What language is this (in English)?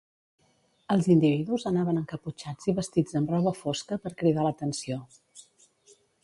Catalan